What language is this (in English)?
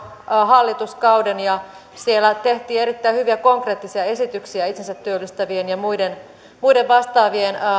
Finnish